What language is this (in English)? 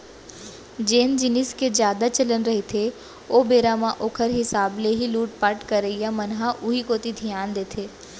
Chhattisgarhi